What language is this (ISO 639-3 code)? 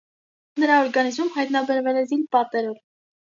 hye